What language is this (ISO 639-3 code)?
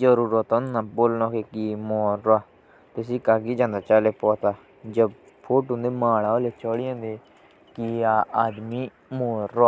jns